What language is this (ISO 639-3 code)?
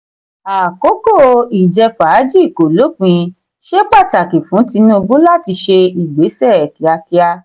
yor